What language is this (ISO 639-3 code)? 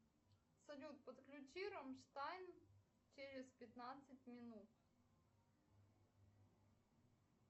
rus